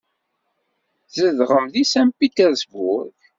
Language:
Kabyle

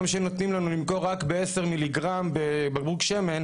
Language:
Hebrew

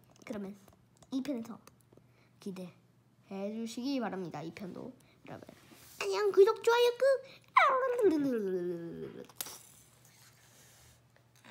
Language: Korean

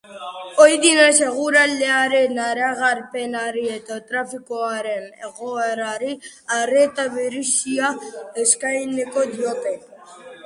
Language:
Basque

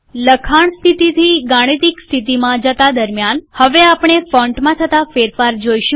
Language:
Gujarati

